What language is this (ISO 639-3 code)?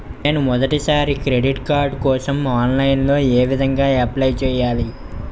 tel